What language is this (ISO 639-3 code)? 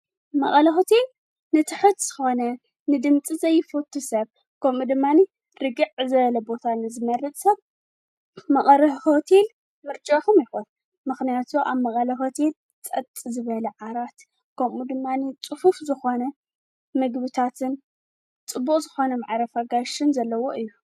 tir